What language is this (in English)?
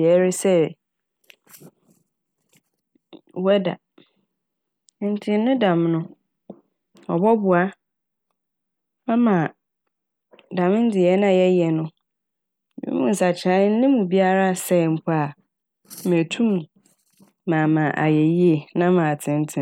Akan